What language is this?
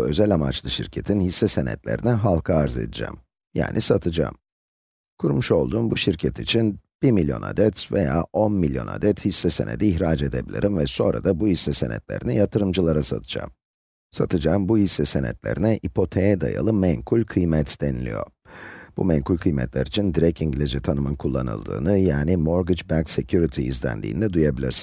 Turkish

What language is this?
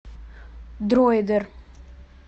Russian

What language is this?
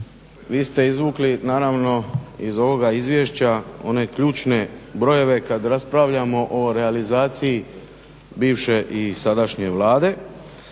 Croatian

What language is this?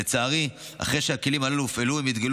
Hebrew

